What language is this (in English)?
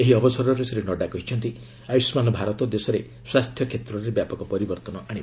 Odia